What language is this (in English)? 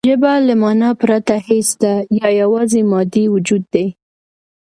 Pashto